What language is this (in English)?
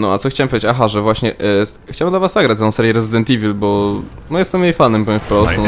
Polish